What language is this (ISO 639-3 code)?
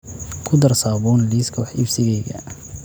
som